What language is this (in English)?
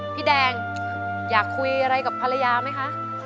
Thai